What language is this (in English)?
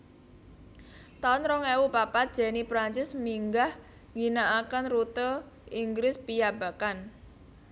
Javanese